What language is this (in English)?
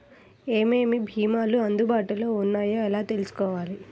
Telugu